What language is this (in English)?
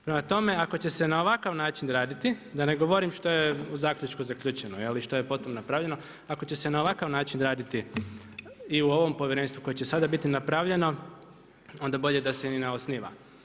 Croatian